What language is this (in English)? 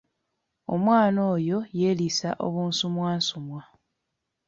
Ganda